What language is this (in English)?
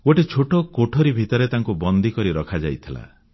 Odia